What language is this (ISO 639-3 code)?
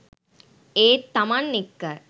sin